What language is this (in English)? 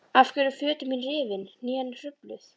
Icelandic